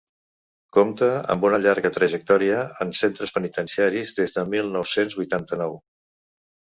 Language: Catalan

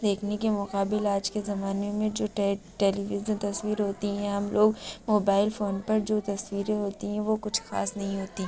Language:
Urdu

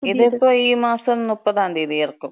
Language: Malayalam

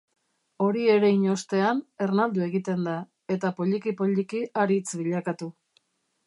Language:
Basque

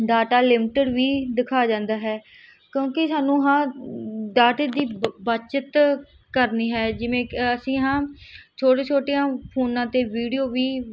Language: Punjabi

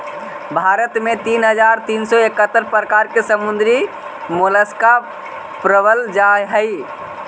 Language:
Magahi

